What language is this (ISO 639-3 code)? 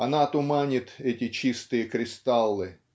rus